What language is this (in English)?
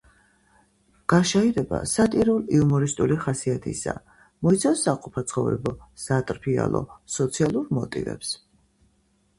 Georgian